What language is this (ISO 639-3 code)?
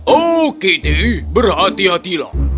ind